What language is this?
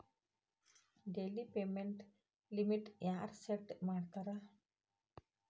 Kannada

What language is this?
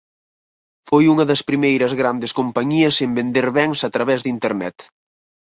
Galician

